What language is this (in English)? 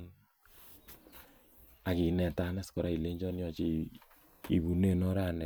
Kalenjin